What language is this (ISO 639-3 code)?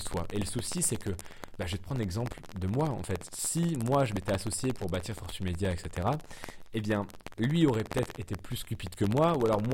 fra